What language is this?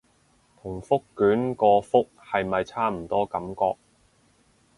Cantonese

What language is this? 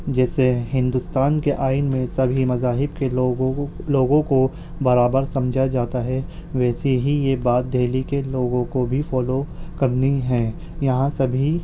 Urdu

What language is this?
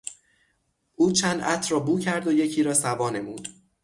Persian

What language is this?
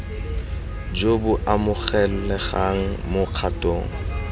Tswana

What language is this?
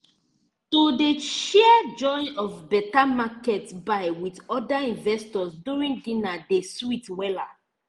Nigerian Pidgin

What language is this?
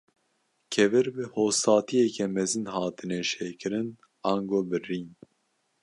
Kurdish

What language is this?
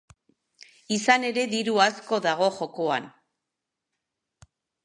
Basque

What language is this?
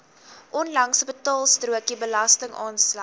Afrikaans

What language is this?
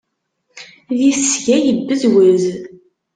Kabyle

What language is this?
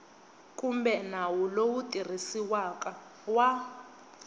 Tsonga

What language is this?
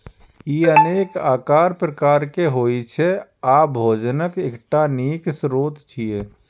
Maithili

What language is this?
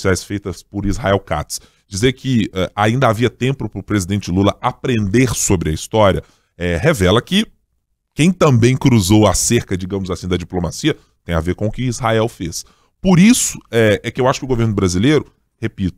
Portuguese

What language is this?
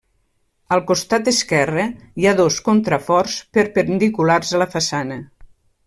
Catalan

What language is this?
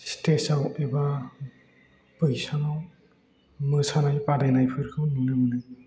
Bodo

